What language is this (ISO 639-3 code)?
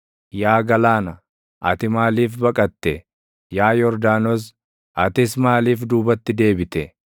orm